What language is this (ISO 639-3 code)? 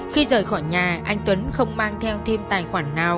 vie